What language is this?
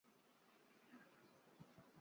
Chinese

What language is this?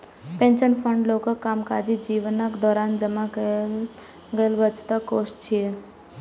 Maithili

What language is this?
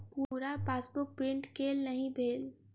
Maithili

